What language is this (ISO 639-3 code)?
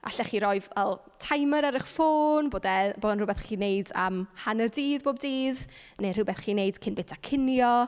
cym